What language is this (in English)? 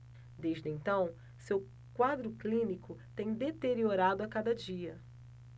Portuguese